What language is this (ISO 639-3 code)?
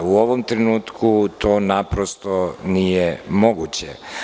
srp